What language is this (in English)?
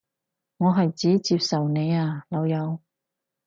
Cantonese